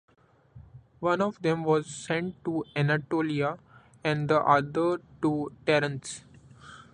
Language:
English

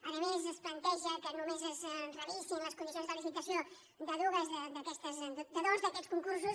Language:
Catalan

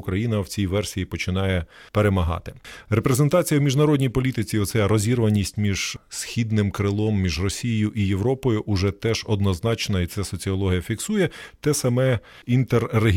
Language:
Ukrainian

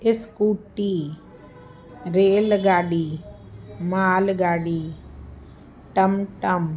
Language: Sindhi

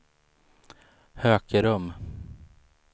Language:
Swedish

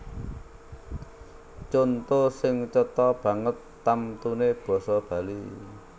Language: Javanese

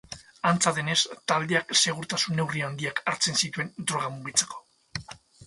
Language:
Basque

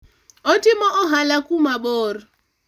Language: Luo (Kenya and Tanzania)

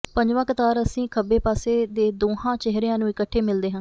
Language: Punjabi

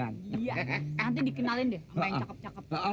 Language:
Indonesian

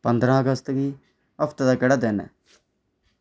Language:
Dogri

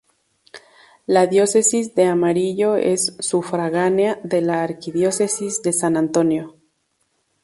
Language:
Spanish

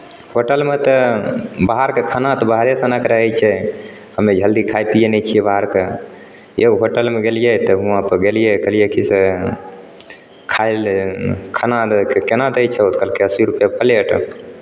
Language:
Maithili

